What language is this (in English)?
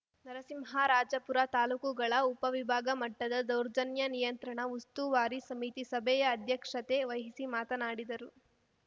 Kannada